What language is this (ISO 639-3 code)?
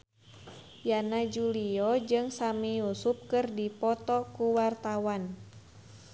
sun